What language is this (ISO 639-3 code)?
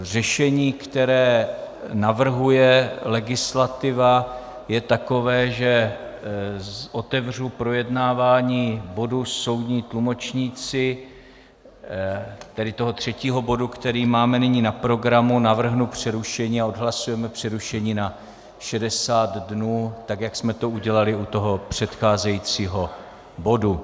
ces